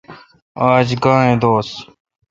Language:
Kalkoti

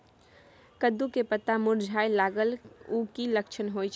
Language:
Maithili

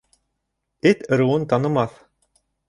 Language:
Bashkir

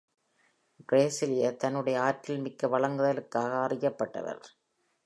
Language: Tamil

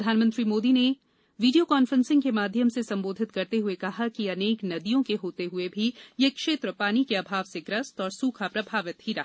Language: Hindi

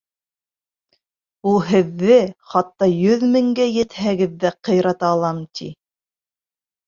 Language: Bashkir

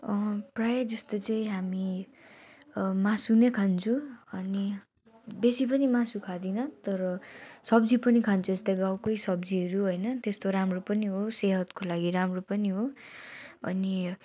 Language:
Nepali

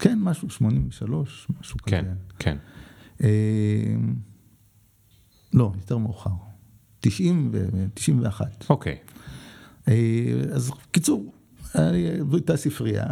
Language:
Hebrew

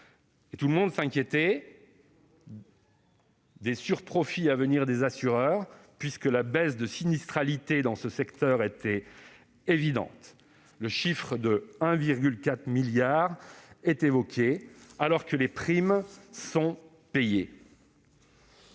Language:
French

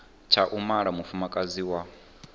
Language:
Venda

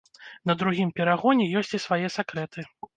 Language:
Belarusian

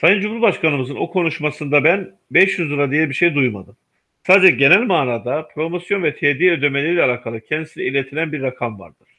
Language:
Turkish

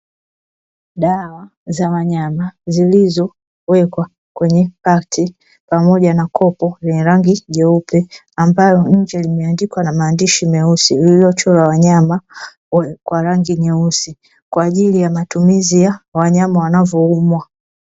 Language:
Swahili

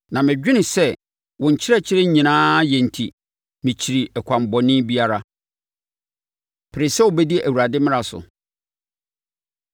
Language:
Akan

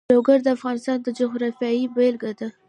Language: Pashto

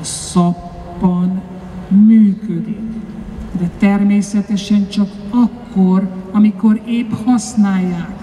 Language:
Hungarian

